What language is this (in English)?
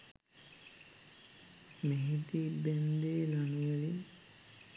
Sinhala